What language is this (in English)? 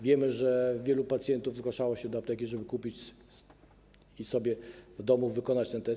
Polish